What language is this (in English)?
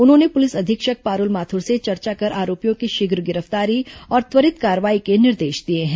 Hindi